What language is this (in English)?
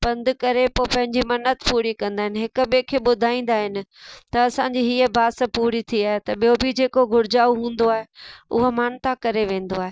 Sindhi